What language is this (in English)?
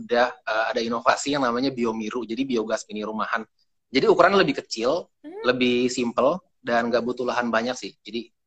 Indonesian